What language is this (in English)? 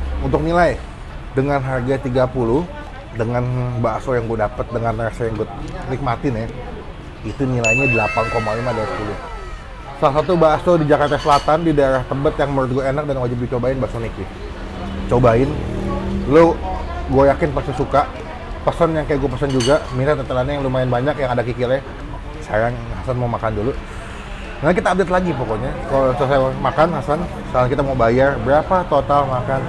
Indonesian